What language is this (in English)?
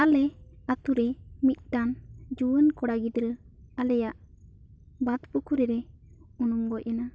Santali